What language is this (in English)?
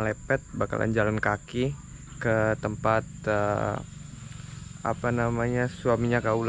Indonesian